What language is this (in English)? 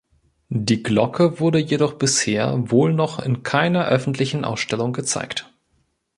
German